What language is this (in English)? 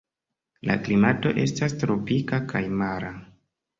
Esperanto